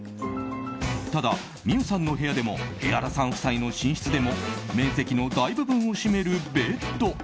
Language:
Japanese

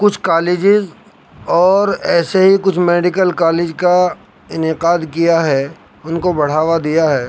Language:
Urdu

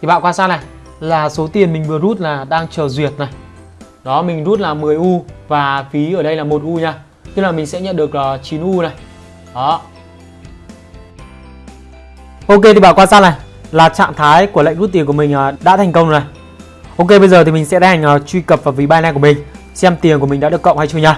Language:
Vietnamese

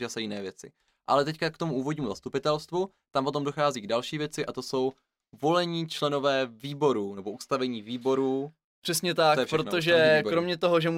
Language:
Czech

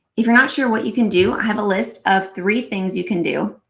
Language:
English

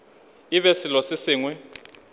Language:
Northern Sotho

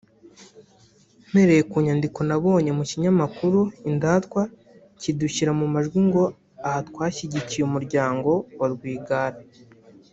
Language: Kinyarwanda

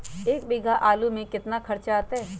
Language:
Magahi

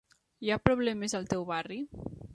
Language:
Catalan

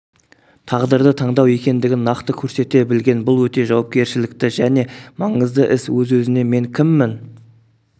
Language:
Kazakh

